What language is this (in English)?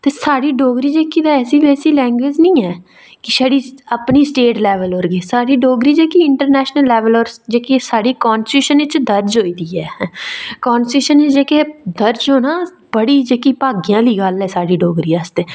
Dogri